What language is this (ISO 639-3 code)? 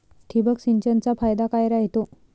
mar